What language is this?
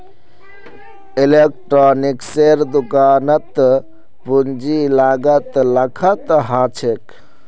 Magahi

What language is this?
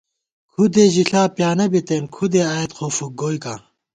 Gawar-Bati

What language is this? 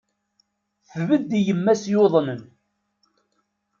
Kabyle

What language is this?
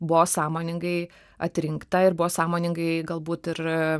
Lithuanian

